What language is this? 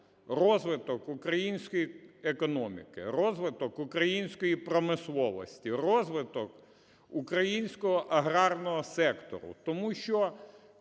Ukrainian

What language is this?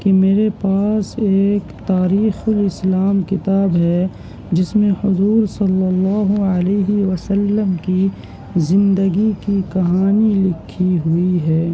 Urdu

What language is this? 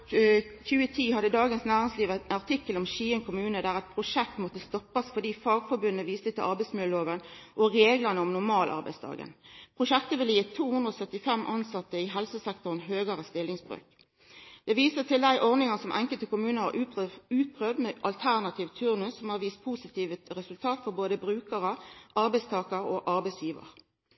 Norwegian Nynorsk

